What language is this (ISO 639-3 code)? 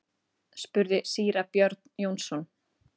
isl